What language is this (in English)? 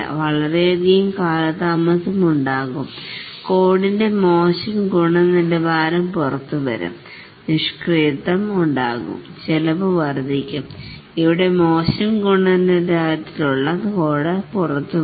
Malayalam